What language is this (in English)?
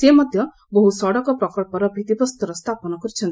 Odia